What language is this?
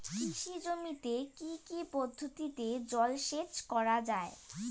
Bangla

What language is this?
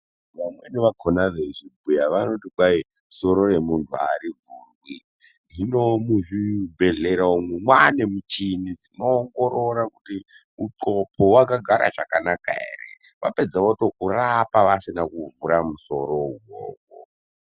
Ndau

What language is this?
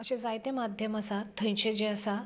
Konkani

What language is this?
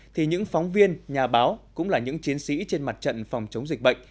Vietnamese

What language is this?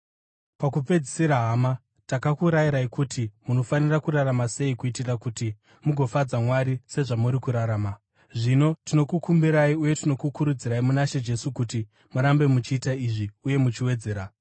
Shona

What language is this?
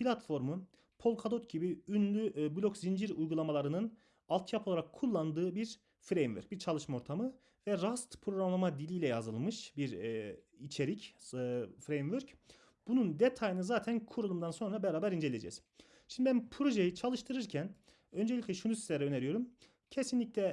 Turkish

